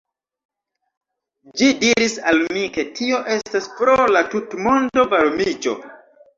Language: Esperanto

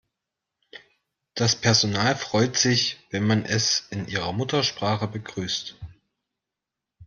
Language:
German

